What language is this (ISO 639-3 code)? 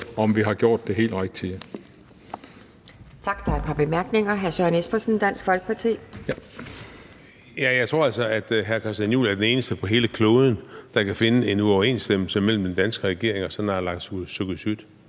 dan